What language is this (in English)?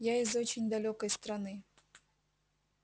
Russian